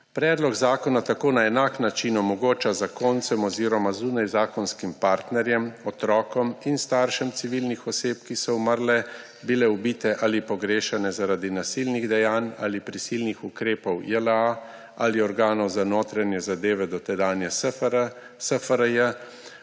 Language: Slovenian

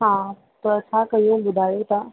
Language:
Sindhi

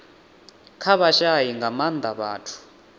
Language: Venda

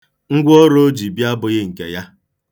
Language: Igbo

